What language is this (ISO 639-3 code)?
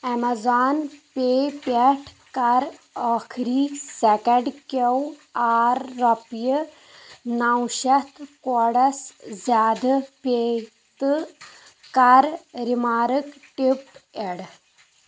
kas